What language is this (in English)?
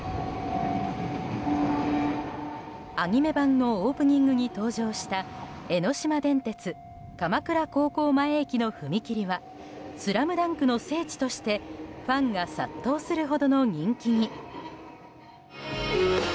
Japanese